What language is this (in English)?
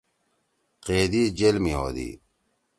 Torwali